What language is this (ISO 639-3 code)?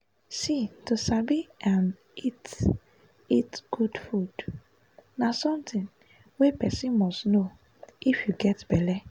pcm